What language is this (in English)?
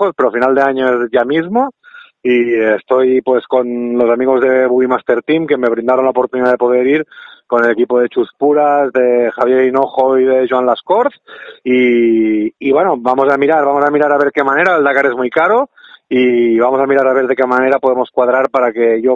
Spanish